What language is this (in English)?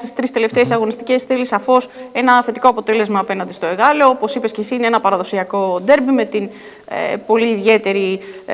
Greek